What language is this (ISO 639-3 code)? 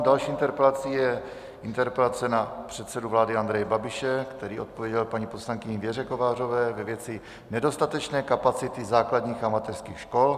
ces